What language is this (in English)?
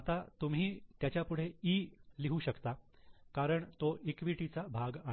Marathi